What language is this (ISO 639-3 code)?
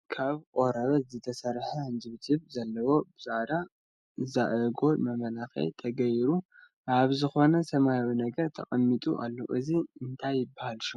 tir